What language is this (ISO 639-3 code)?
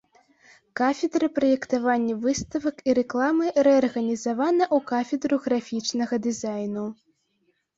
bel